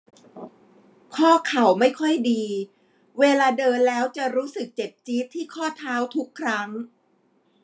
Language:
Thai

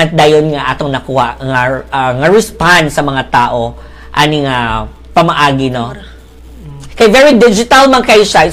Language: Filipino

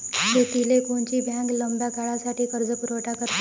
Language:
Marathi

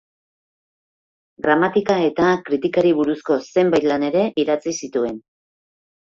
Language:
Basque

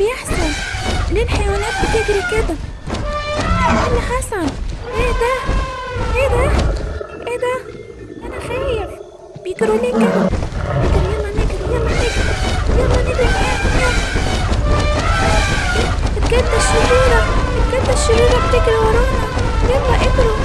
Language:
Arabic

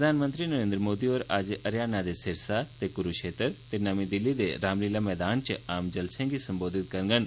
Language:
Dogri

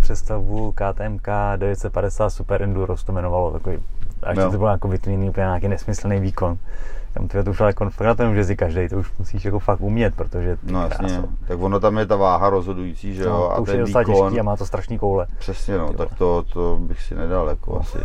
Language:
Czech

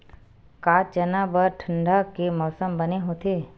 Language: Chhattisgarhi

